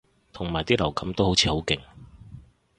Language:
Cantonese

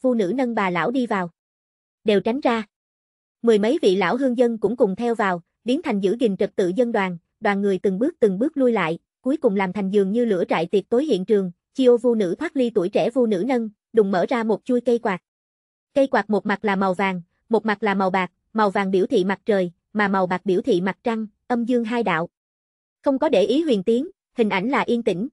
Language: Vietnamese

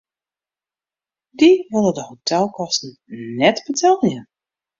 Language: Western Frisian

